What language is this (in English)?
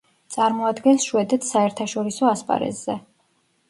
Georgian